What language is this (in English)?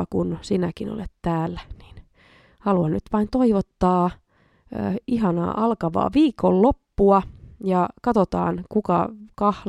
Finnish